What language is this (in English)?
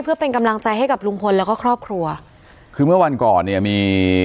Thai